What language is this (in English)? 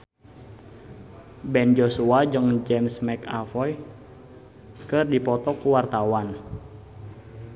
Sundanese